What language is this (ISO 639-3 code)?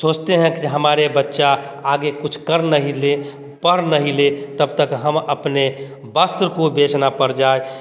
hin